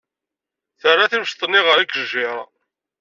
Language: Kabyle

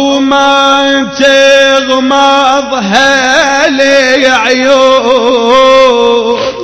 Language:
Arabic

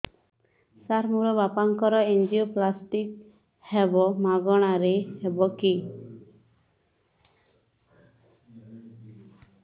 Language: Odia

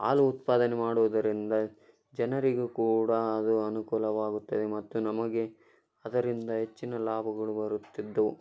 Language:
Kannada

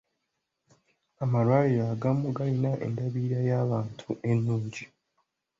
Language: Ganda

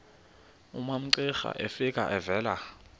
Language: Xhosa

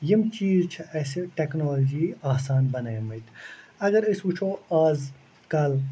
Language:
Kashmiri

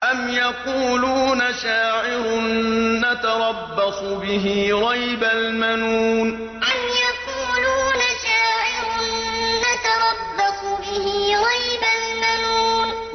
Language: Arabic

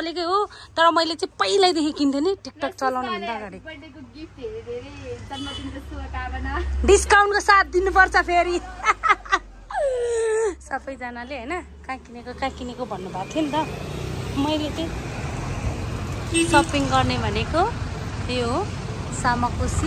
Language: English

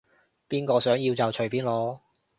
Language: Cantonese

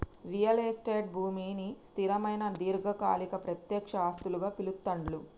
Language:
Telugu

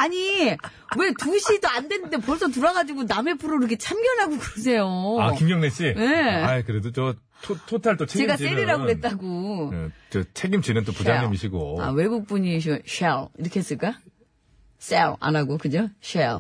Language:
Korean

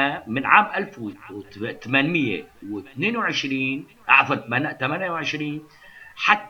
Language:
Arabic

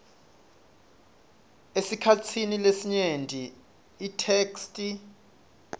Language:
Swati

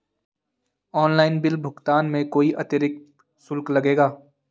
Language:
Hindi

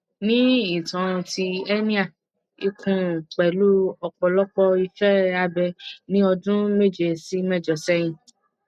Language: Yoruba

